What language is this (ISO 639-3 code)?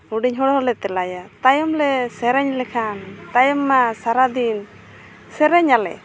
sat